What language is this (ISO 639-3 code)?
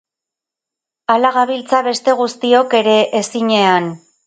eus